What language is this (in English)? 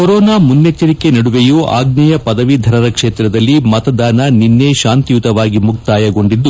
Kannada